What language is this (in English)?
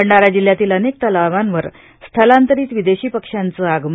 Marathi